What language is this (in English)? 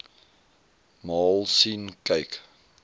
Afrikaans